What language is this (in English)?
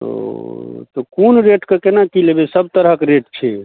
Maithili